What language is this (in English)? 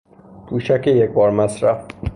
Persian